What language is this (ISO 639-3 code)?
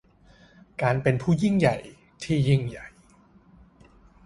tha